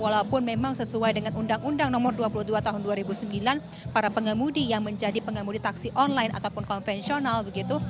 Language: Indonesian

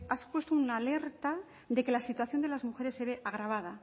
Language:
Spanish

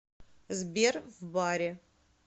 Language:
Russian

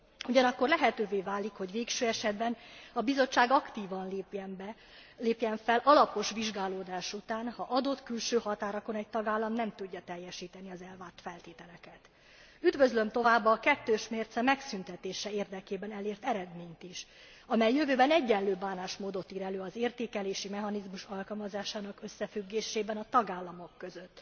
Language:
Hungarian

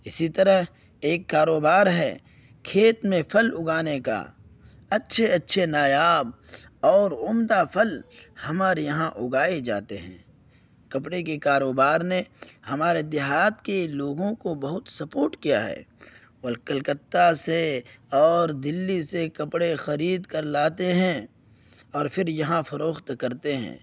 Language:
Urdu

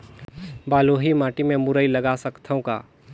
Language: Chhattisgarhi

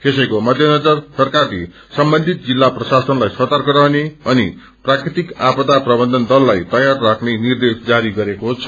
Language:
Nepali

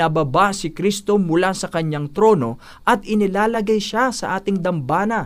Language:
Filipino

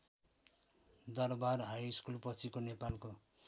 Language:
Nepali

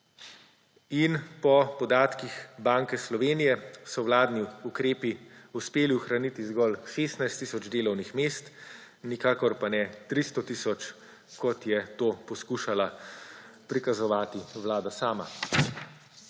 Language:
Slovenian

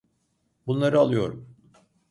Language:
Turkish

